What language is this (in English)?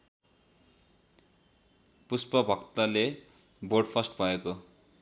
Nepali